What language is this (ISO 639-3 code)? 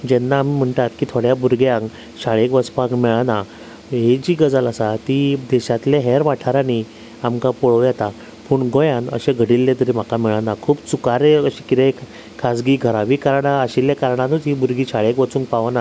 kok